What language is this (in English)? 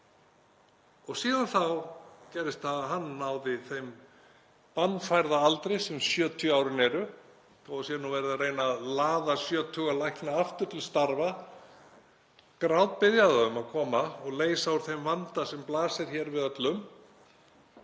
Icelandic